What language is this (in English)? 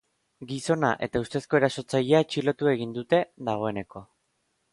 Basque